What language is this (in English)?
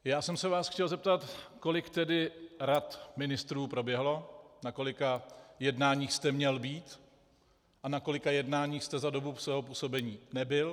Czech